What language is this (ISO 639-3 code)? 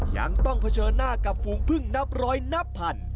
tha